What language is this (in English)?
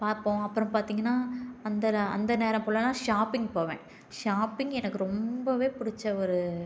Tamil